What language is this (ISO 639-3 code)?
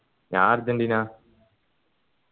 mal